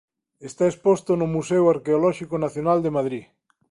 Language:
Galician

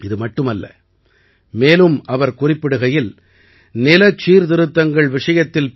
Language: Tamil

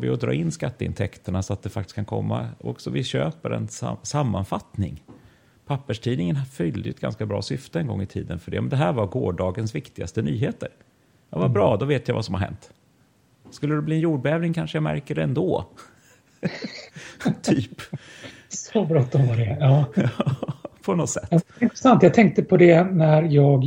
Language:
Swedish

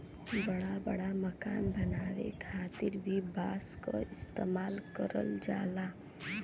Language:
Bhojpuri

